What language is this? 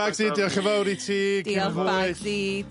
Welsh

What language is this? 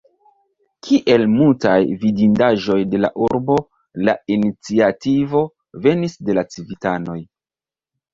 Esperanto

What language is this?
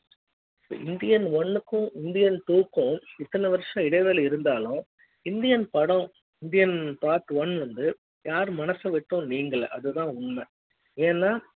Tamil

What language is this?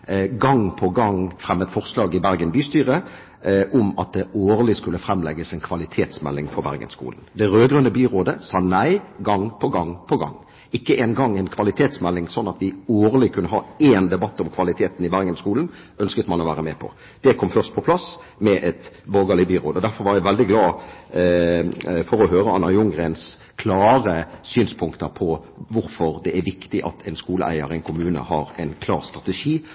Norwegian Bokmål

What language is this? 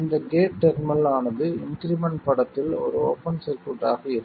Tamil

